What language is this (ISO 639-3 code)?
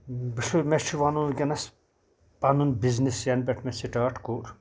kas